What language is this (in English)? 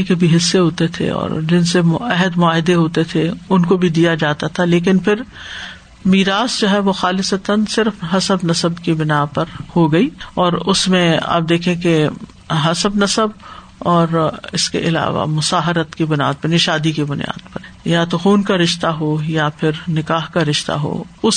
Urdu